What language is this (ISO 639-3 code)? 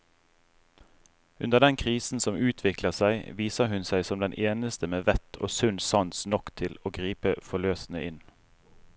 nor